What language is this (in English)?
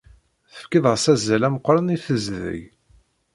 Kabyle